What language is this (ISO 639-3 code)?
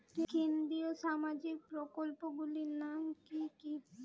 ben